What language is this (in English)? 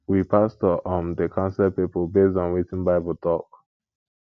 Nigerian Pidgin